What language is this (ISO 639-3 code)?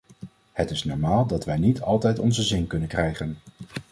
nld